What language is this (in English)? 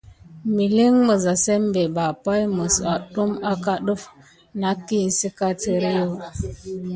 Gidar